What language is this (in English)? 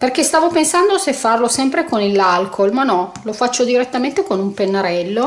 Italian